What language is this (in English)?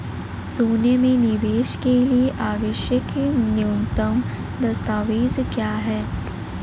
Hindi